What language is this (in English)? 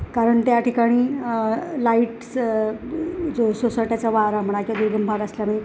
Marathi